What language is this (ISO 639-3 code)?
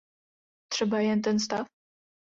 ces